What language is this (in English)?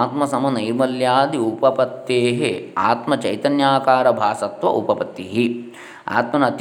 Kannada